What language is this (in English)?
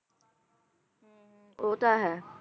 Punjabi